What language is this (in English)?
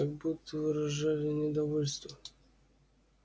Russian